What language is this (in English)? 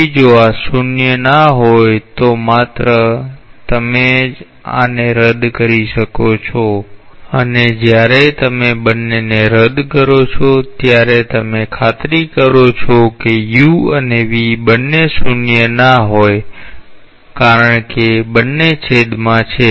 Gujarati